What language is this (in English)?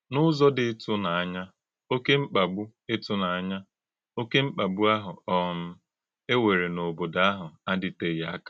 Igbo